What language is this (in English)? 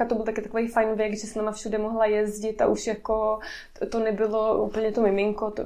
Czech